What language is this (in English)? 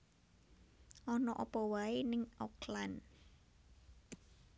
Javanese